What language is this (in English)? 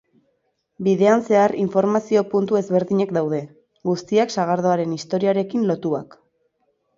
Basque